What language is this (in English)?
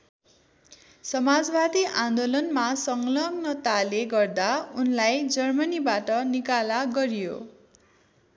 Nepali